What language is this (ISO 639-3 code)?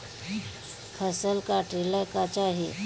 bho